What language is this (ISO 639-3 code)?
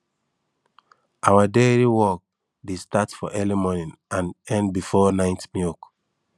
pcm